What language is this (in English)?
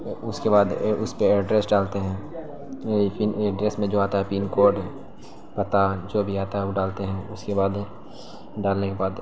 Urdu